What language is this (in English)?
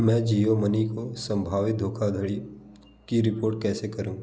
Hindi